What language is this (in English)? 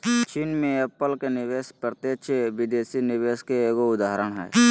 Magahi